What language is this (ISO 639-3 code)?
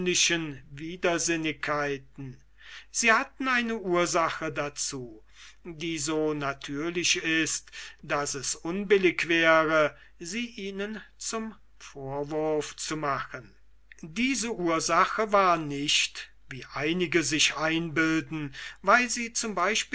deu